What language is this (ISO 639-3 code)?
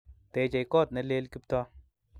kln